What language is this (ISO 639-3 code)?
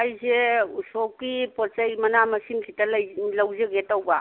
mni